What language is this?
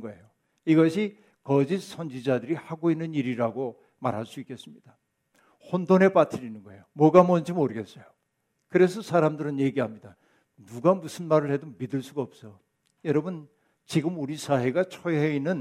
Korean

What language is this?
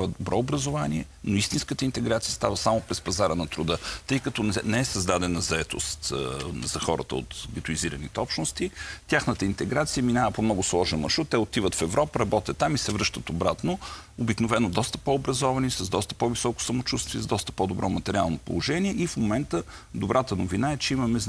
Bulgarian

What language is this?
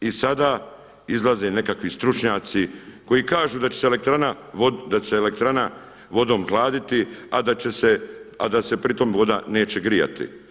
Croatian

